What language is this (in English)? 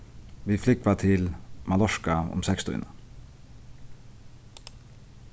Faroese